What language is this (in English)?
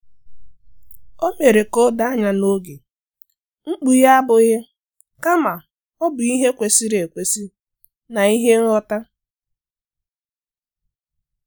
Igbo